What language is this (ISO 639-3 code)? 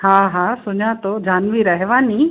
snd